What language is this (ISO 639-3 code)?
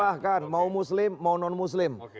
ind